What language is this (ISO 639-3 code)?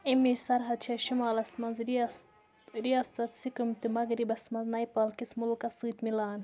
kas